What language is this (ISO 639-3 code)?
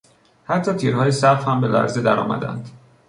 fas